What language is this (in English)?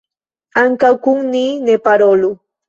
Esperanto